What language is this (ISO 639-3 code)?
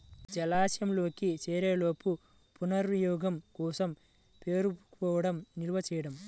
tel